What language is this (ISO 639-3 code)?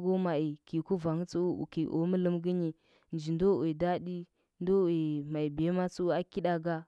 hbb